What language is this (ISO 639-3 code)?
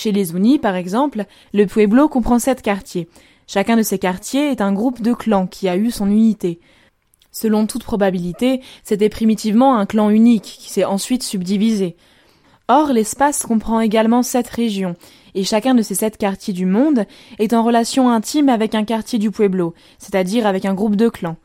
fra